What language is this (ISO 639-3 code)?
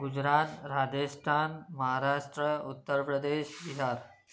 snd